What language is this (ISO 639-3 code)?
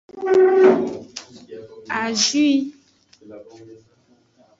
ajg